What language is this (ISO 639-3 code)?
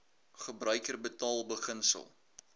afr